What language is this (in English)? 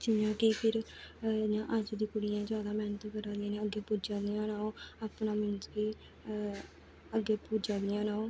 Dogri